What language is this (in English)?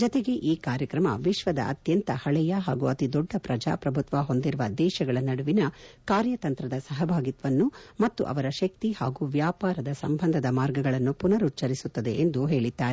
Kannada